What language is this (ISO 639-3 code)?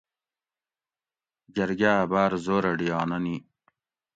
gwc